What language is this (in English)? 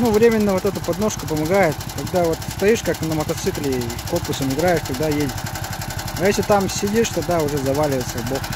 Russian